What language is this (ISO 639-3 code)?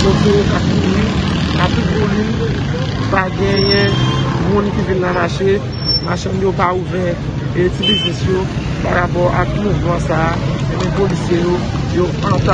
fra